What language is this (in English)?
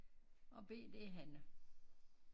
Danish